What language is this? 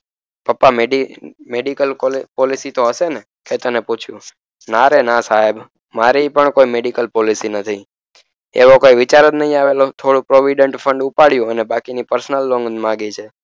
Gujarati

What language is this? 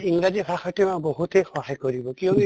Assamese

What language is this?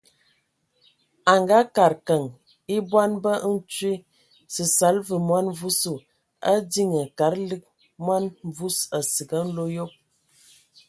Ewondo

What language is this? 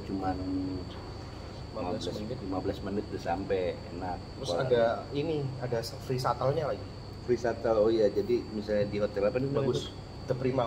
Indonesian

